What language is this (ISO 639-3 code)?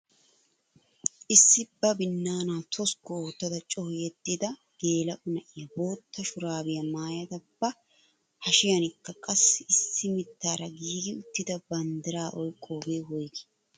wal